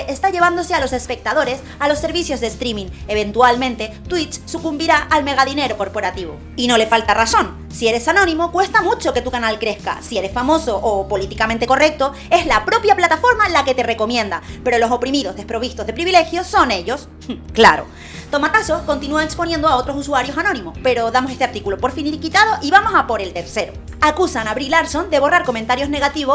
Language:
Spanish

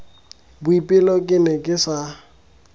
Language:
Tswana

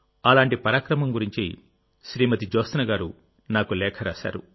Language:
Telugu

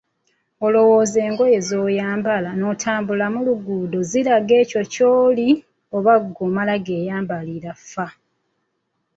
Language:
Ganda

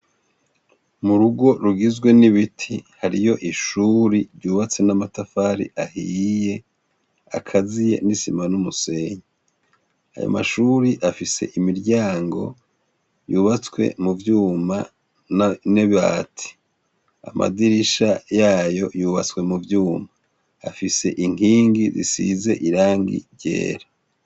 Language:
Rundi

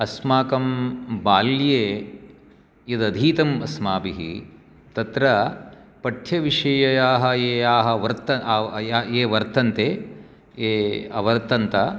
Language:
Sanskrit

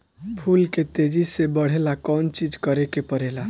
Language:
Bhojpuri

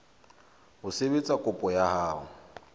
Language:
Southern Sotho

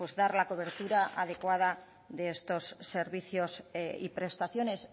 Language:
Spanish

